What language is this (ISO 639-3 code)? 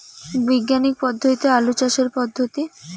ben